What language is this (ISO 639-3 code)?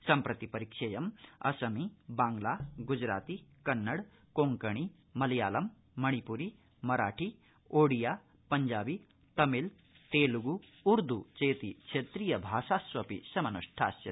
san